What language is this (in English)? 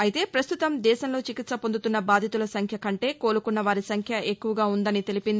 Telugu